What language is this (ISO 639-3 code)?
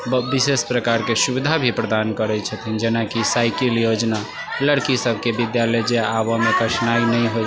mai